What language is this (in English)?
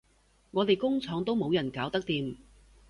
Cantonese